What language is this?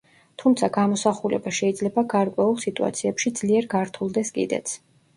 Georgian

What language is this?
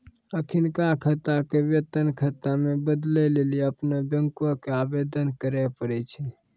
Maithili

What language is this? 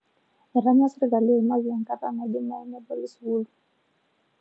Masai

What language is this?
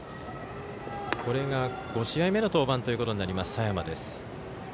Japanese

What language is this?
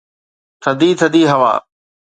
Sindhi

